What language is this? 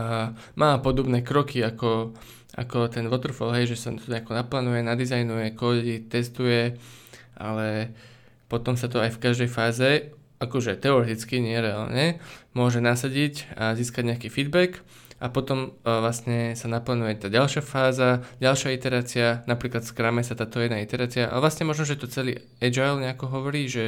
Slovak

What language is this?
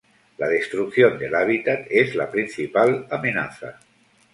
Spanish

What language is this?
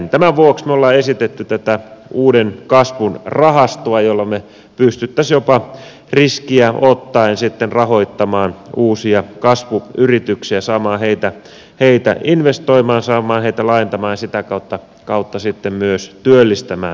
Finnish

